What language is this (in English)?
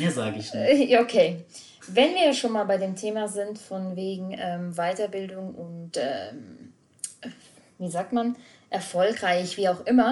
German